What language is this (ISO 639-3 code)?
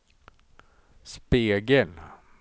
swe